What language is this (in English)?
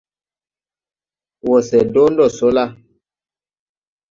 Tupuri